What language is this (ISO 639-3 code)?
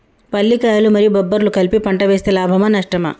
tel